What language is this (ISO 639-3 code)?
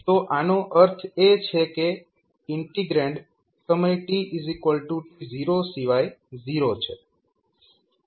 guj